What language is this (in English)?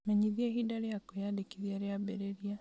Kikuyu